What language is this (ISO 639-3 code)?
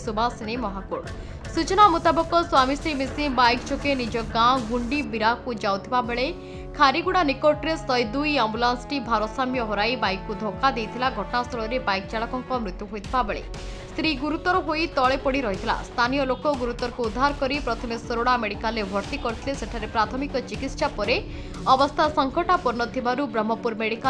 hin